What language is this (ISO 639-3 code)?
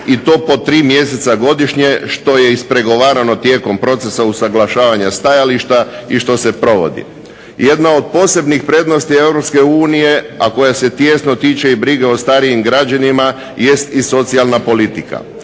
hrv